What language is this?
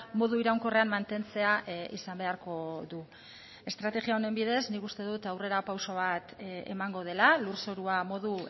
Basque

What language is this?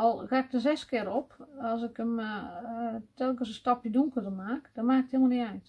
Dutch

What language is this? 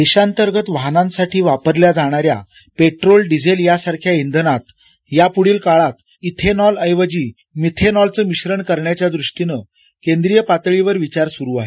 Marathi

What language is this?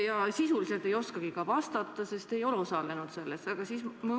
Estonian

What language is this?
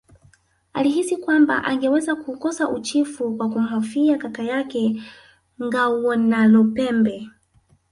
Swahili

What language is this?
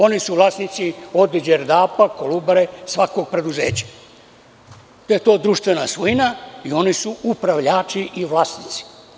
Serbian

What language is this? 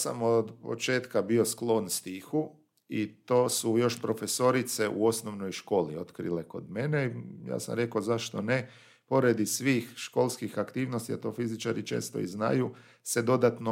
Croatian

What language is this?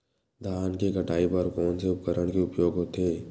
Chhattisgarhi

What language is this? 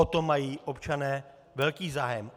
Czech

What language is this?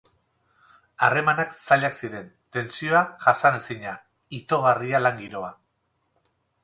Basque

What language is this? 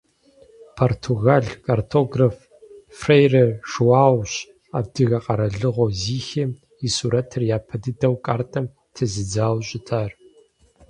Kabardian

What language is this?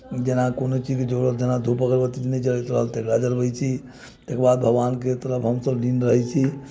Maithili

